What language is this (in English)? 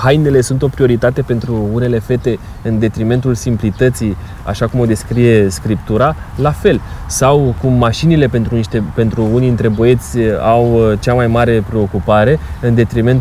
Romanian